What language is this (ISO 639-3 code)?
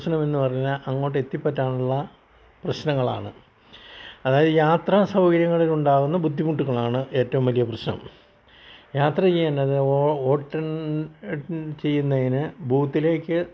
mal